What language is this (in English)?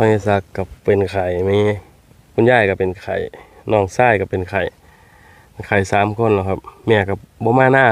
Thai